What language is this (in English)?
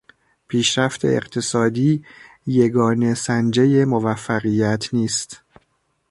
Persian